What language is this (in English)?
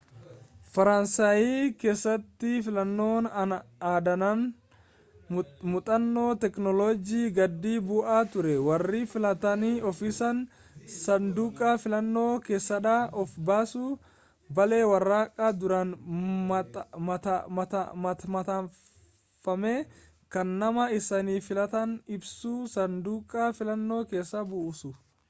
Oromo